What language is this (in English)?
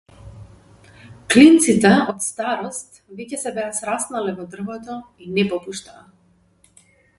Macedonian